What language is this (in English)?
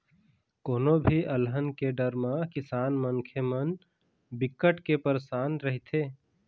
Chhattisgarhi